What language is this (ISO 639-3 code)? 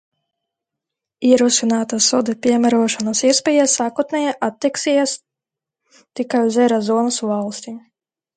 lav